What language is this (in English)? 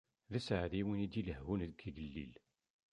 Kabyle